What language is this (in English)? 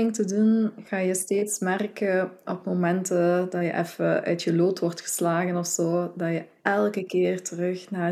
Dutch